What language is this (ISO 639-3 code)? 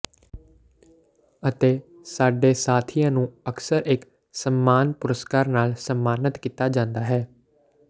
pan